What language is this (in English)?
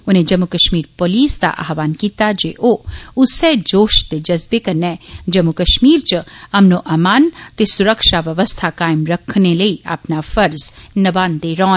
Dogri